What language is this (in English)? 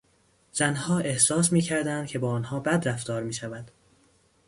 Persian